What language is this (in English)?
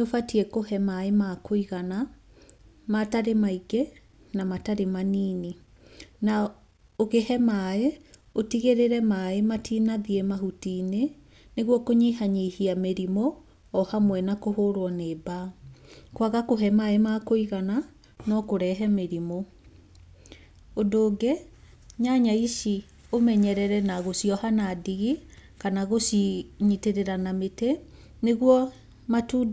Kikuyu